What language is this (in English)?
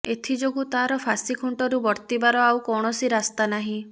Odia